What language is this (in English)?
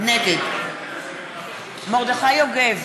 Hebrew